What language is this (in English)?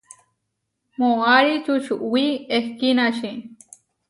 Huarijio